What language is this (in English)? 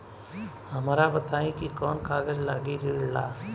Bhojpuri